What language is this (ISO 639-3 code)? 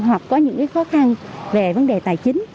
vie